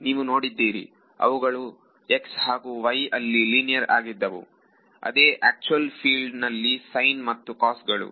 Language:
Kannada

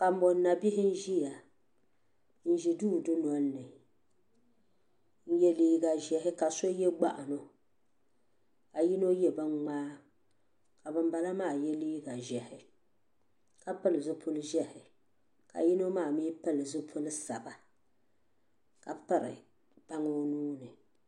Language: Dagbani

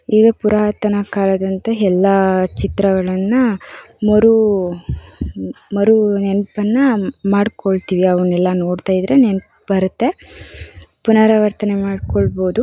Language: Kannada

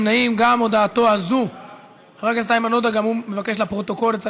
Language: Hebrew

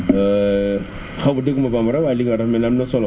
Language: Wolof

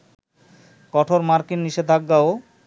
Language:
Bangla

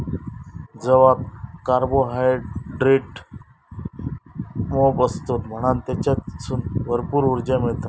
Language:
Marathi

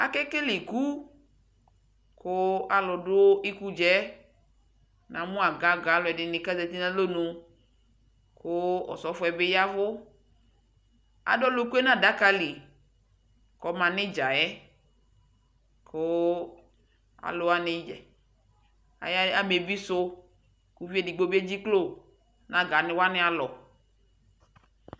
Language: Ikposo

